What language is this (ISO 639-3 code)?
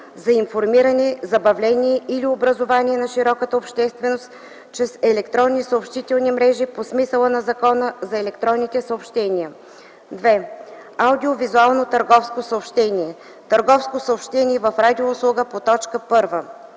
bul